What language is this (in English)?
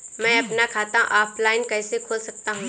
Hindi